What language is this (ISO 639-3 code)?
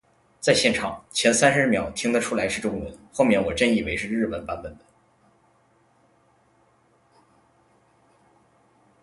zho